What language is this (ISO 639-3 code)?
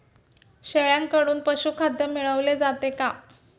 mar